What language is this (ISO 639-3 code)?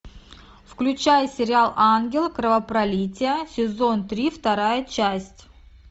rus